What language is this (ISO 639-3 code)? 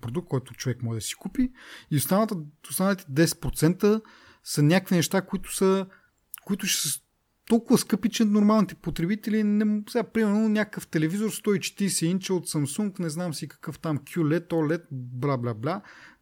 bul